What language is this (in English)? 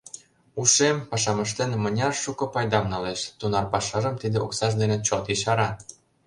Mari